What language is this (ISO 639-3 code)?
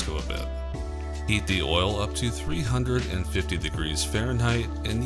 eng